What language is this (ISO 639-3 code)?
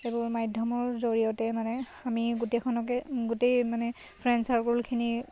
asm